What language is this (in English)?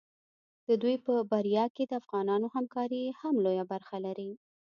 Pashto